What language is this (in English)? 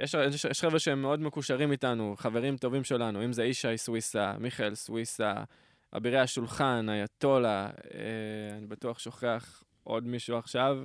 Hebrew